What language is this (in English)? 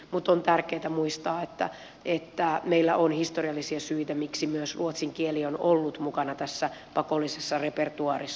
Finnish